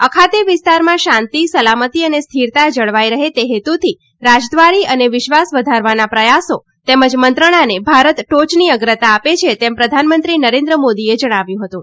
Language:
Gujarati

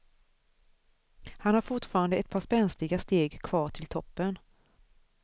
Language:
Swedish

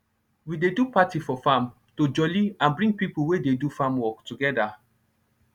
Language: Nigerian Pidgin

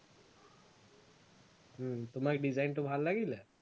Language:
Assamese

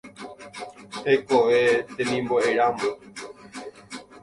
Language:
Guarani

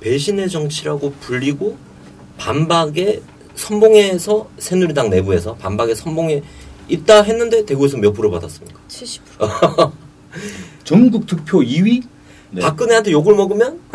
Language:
Korean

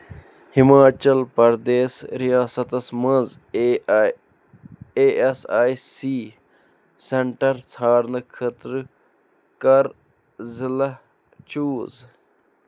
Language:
Kashmiri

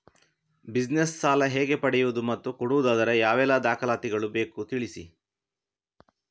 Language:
Kannada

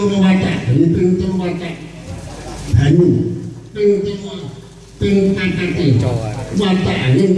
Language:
Indonesian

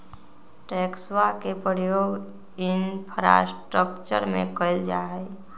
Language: Magahi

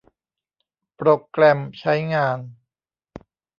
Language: Thai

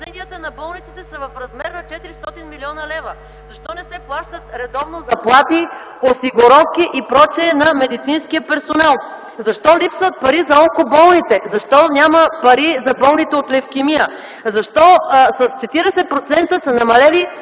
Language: Bulgarian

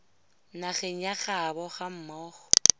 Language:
Tswana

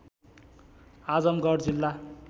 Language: Nepali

